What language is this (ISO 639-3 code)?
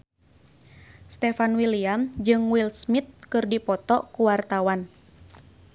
sun